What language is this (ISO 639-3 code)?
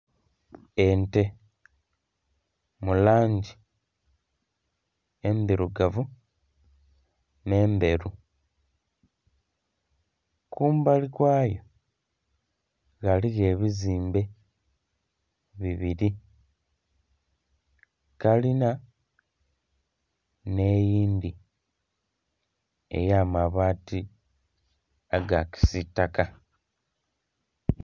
xog